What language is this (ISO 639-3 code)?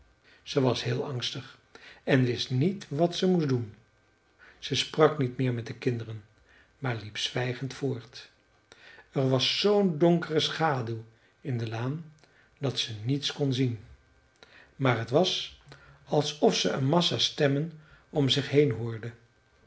nld